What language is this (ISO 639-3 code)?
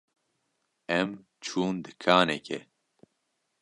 kur